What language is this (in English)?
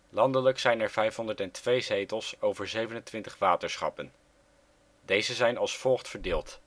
Dutch